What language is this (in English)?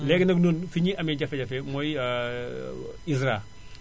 Wolof